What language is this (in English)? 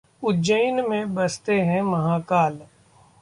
Hindi